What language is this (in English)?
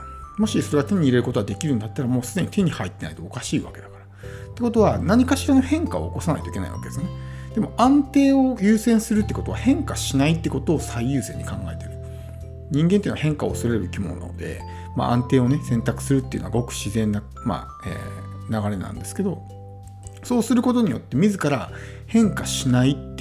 Japanese